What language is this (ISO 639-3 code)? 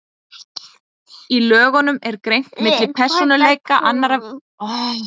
isl